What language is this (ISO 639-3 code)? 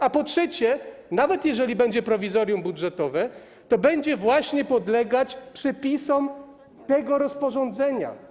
pol